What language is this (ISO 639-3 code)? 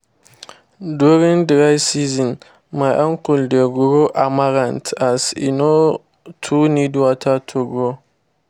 pcm